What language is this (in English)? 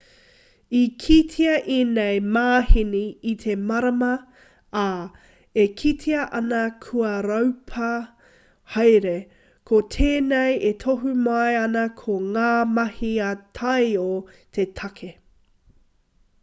Māori